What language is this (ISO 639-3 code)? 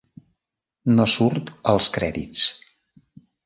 cat